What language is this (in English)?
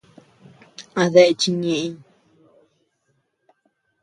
Tepeuxila Cuicatec